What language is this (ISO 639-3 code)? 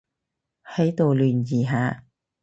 yue